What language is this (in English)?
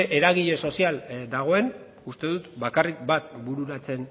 Basque